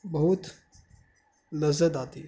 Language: Urdu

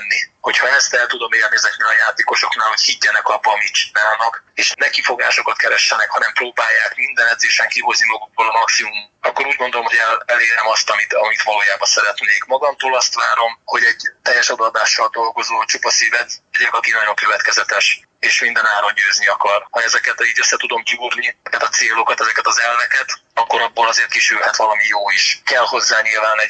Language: Hungarian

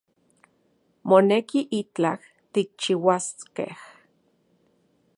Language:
Central Puebla Nahuatl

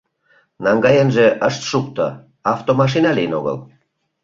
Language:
Mari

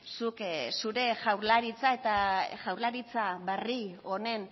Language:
Basque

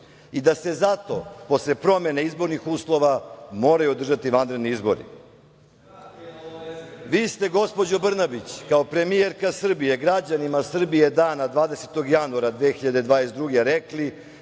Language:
Serbian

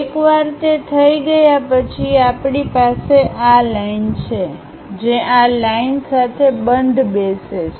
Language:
Gujarati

